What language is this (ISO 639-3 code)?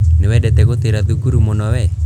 kik